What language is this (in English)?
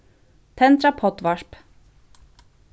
Faroese